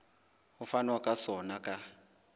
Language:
Southern Sotho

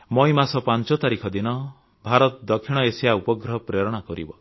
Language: Odia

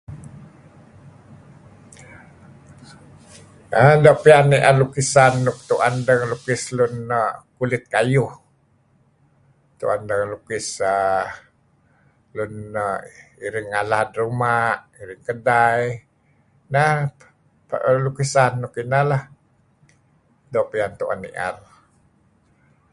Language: Kelabit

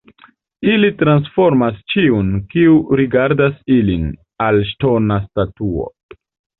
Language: Esperanto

